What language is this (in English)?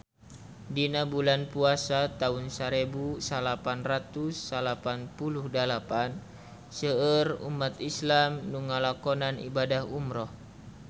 Sundanese